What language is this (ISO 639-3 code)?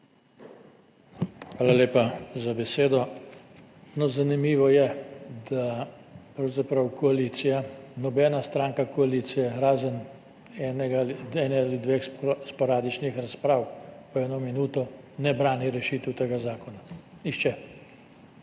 slv